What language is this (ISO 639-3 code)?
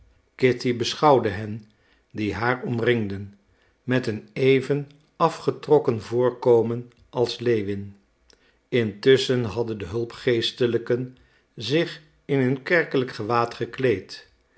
nld